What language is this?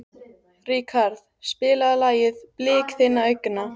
Icelandic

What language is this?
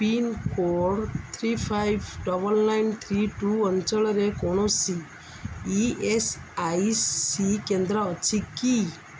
Odia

